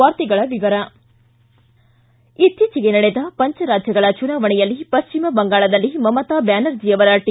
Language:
Kannada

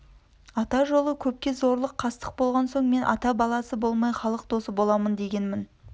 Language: Kazakh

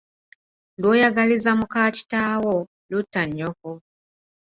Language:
Ganda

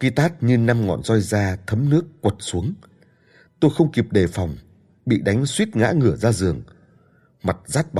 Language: Vietnamese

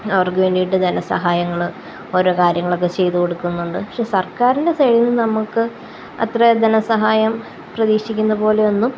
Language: Malayalam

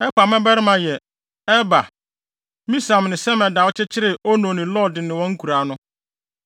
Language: Akan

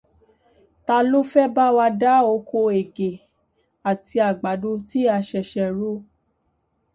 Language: Yoruba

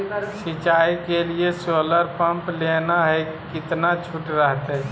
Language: Magahi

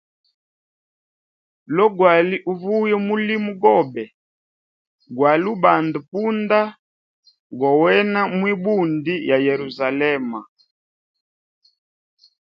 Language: Hemba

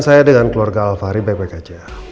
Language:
Indonesian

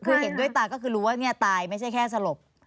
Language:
Thai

